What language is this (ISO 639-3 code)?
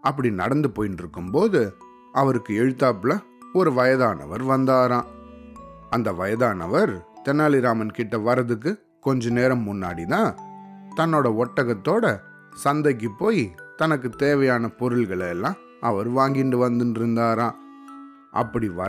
tam